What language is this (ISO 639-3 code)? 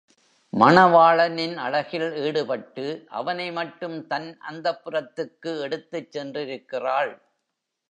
tam